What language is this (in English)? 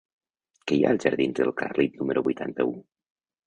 Catalan